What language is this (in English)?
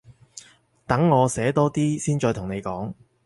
Cantonese